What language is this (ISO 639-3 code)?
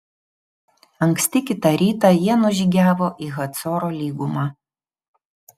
lit